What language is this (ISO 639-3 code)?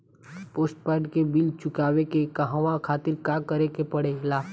bho